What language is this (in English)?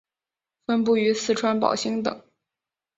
Chinese